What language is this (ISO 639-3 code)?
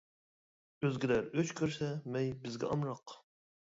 uig